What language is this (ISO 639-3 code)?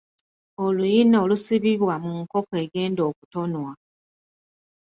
lug